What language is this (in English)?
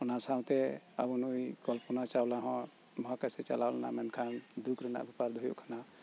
Santali